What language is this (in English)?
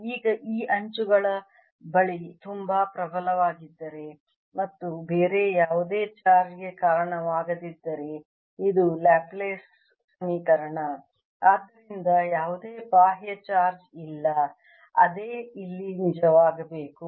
Kannada